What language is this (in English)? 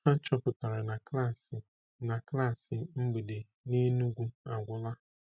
Igbo